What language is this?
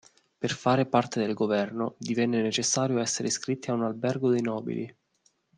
Italian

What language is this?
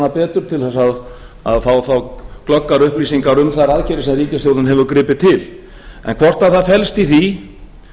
Icelandic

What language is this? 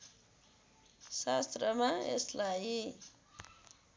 Nepali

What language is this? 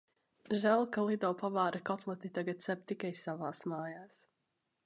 Latvian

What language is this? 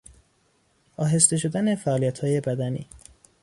Persian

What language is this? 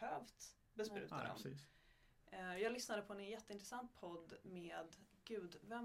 Swedish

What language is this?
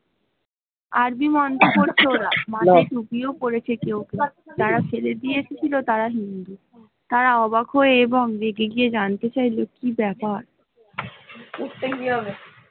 Bangla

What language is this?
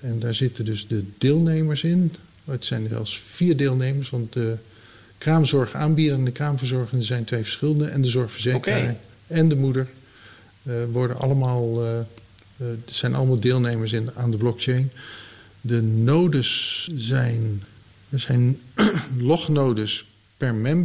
Dutch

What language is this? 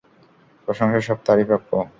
Bangla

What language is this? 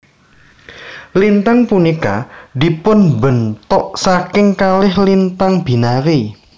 Javanese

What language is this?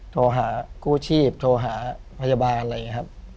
Thai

